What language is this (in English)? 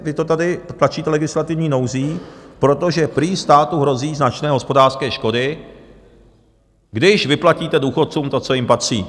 Czech